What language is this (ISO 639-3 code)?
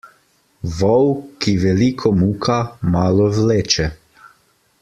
slv